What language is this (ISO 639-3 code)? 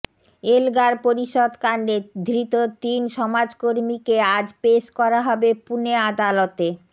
ben